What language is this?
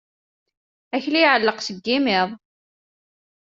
Kabyle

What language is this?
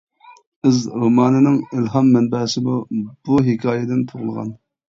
Uyghur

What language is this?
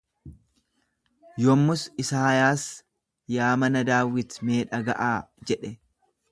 Oromo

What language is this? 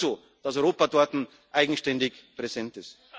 German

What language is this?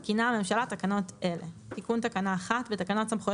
Hebrew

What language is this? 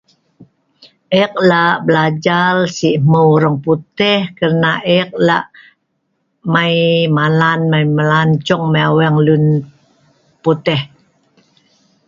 Sa'ban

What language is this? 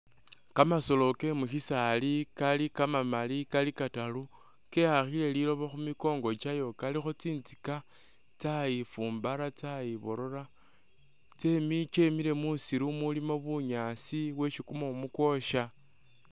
Masaaba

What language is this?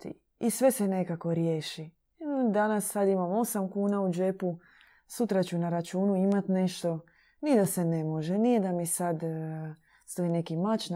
Croatian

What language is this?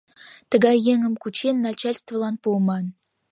Mari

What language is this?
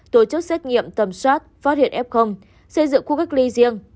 Vietnamese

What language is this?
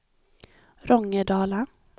Swedish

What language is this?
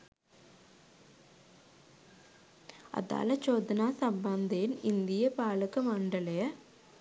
Sinhala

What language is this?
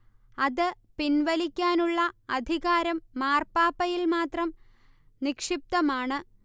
Malayalam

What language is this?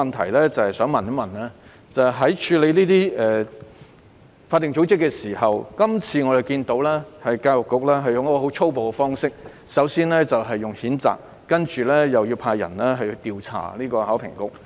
Cantonese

